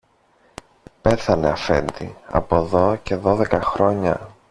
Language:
Greek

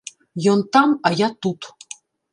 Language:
Belarusian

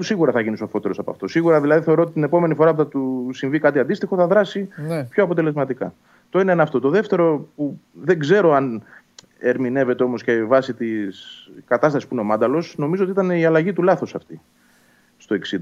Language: Greek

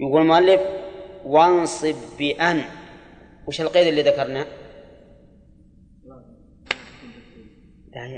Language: Arabic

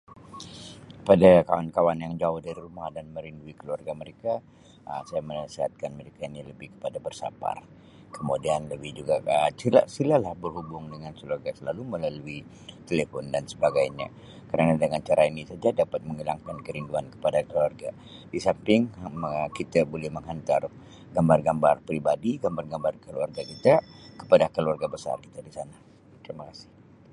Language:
Sabah Malay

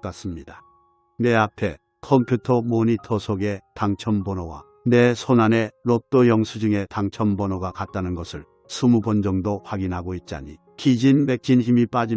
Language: Korean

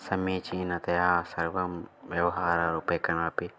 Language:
Sanskrit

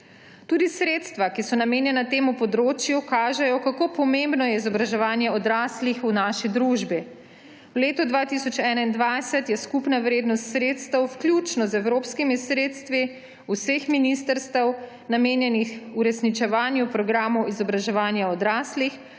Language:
Slovenian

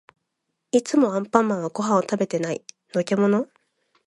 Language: Japanese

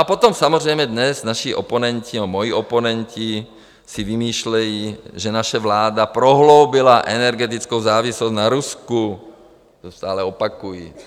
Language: Czech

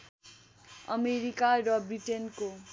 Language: Nepali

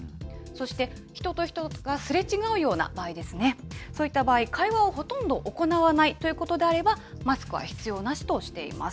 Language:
Japanese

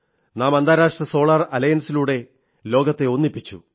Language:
Malayalam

